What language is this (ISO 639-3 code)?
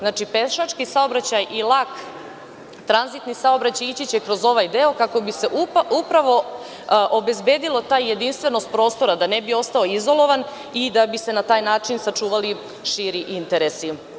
srp